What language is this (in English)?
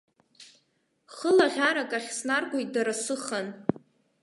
Abkhazian